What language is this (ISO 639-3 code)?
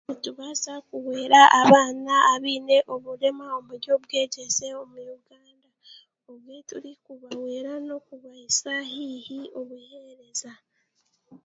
cgg